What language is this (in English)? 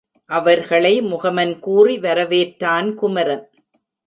Tamil